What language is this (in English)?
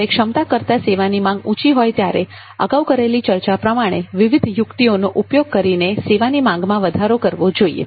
Gujarati